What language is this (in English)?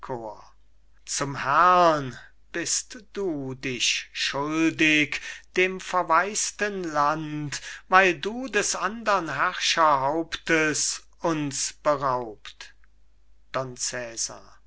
German